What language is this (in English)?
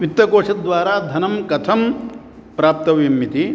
Sanskrit